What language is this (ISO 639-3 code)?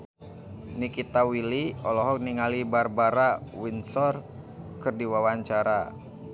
sun